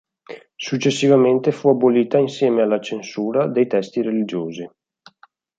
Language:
Italian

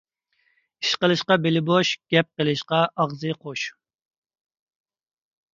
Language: Uyghur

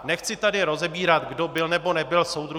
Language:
Czech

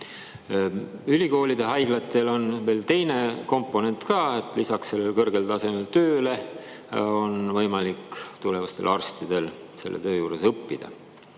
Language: Estonian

